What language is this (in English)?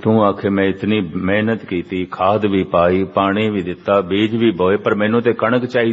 Hindi